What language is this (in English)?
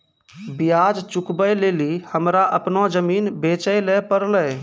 Maithili